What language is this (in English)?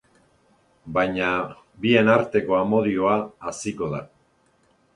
Basque